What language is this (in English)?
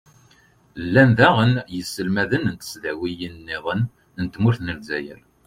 Kabyle